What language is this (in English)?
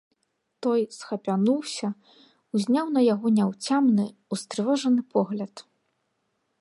Belarusian